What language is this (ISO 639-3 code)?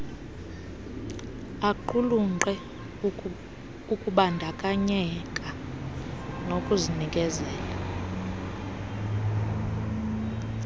xho